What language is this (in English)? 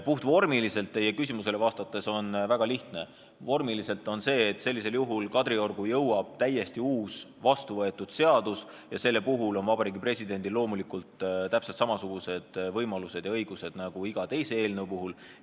Estonian